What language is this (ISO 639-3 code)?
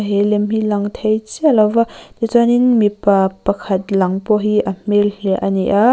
lus